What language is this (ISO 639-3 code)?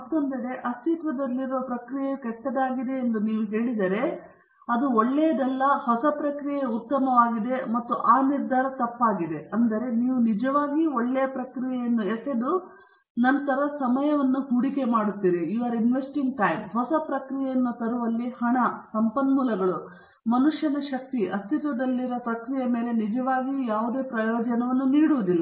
kan